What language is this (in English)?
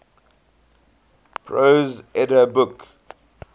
English